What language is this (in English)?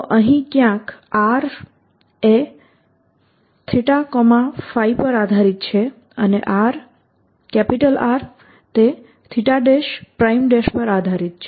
Gujarati